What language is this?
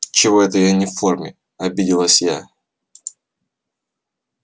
Russian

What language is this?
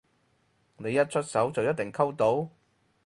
Cantonese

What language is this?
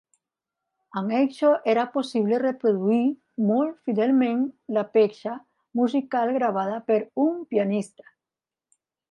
Catalan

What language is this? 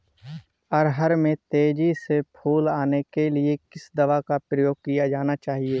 Hindi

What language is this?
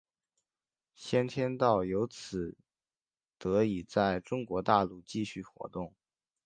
Chinese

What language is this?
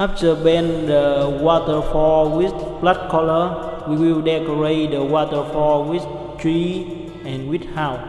English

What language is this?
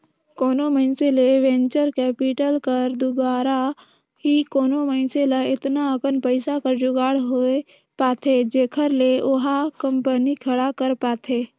Chhattisgarhi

